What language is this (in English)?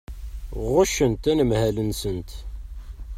Kabyle